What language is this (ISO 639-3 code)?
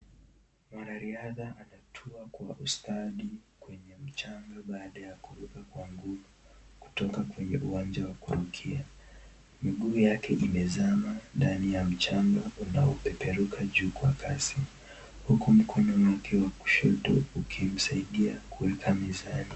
swa